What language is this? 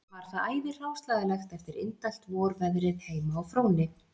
Icelandic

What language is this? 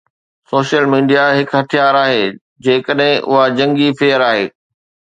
Sindhi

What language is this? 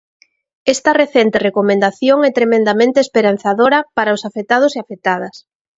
Galician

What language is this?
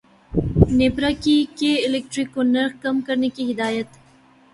Urdu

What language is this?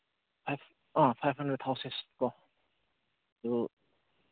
Manipuri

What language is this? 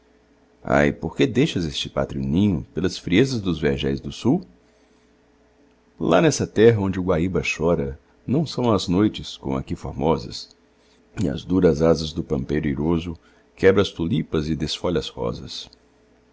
Portuguese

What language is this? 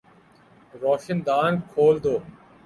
Urdu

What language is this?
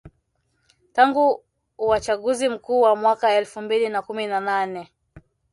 Swahili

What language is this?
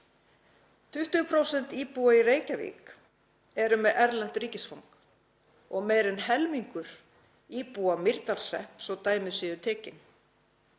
Icelandic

